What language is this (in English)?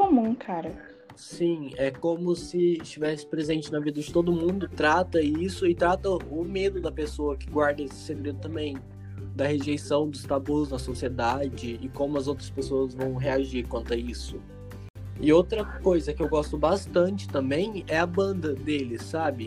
Portuguese